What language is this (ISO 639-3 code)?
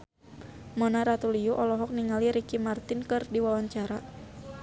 sun